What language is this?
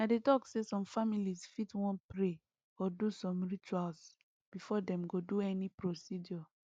Nigerian Pidgin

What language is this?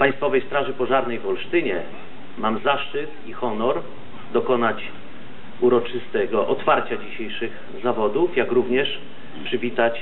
Polish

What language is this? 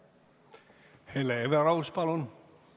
Estonian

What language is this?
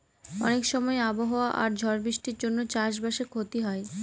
Bangla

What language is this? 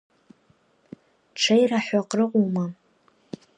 Abkhazian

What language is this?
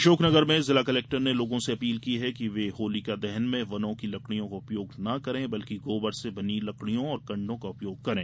Hindi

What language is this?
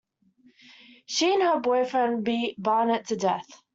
English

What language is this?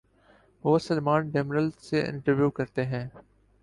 Urdu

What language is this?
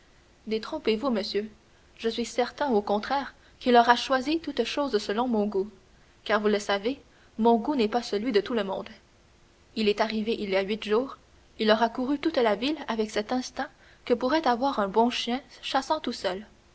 French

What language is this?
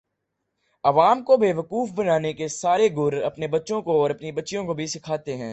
Urdu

